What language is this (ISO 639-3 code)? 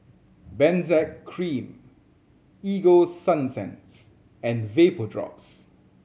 eng